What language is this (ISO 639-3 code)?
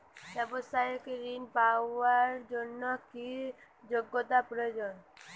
ben